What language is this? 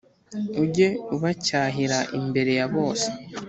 Kinyarwanda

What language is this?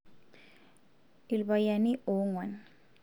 Masai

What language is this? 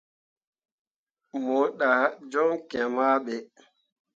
Mundang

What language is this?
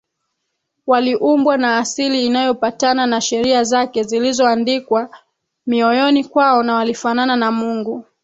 Swahili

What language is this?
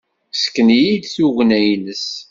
Kabyle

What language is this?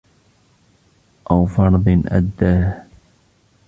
Arabic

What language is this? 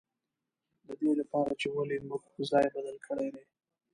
Pashto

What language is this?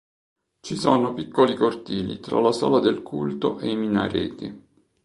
Italian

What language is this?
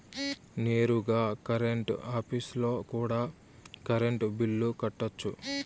Telugu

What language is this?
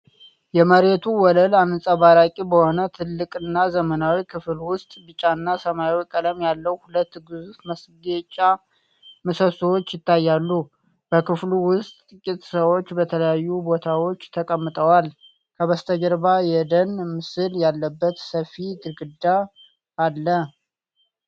Amharic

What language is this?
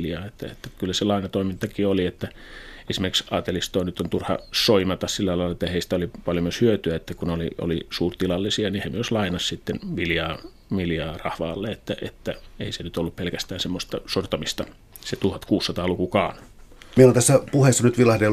Finnish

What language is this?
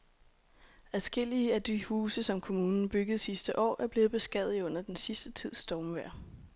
Danish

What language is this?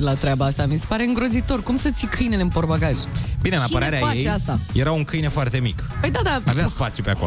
Romanian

